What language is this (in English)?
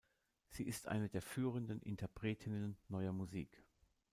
German